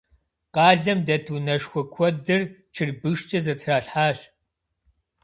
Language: Kabardian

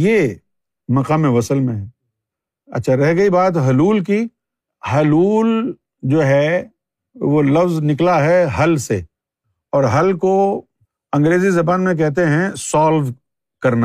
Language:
Urdu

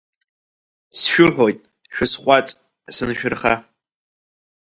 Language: Abkhazian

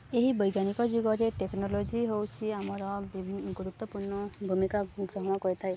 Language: Odia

